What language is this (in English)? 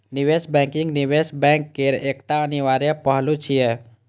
Maithili